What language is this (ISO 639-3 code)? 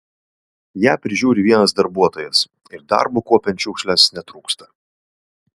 lit